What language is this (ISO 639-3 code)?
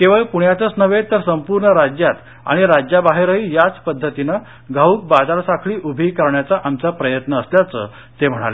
mar